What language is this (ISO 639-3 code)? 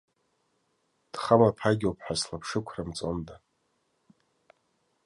abk